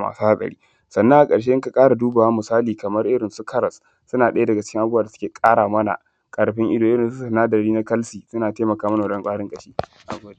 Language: Hausa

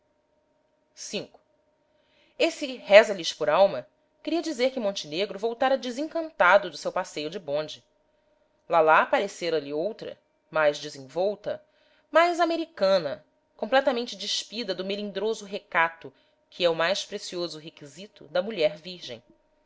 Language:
Portuguese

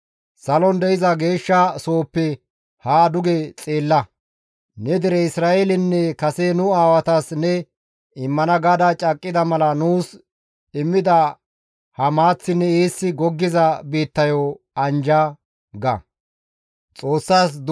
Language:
Gamo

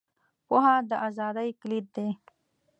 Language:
Pashto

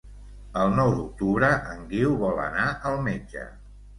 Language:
Catalan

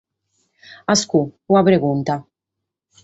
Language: Sardinian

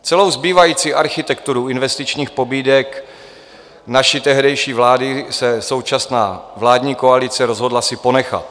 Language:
Czech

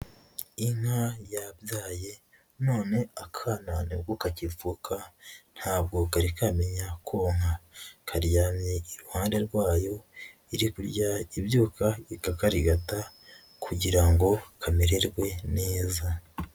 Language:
Kinyarwanda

